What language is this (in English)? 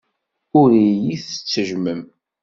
Kabyle